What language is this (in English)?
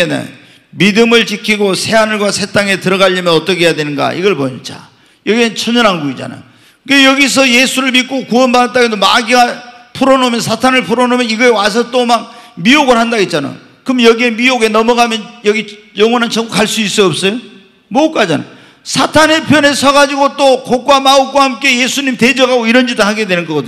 Korean